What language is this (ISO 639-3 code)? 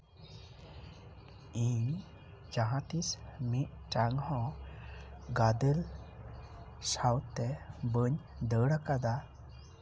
sat